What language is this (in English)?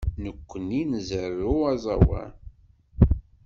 Kabyle